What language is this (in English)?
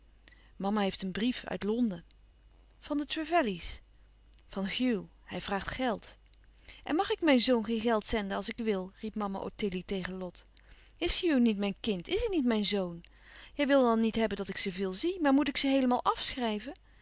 Dutch